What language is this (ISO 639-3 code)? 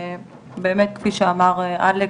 heb